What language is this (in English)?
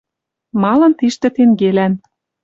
Western Mari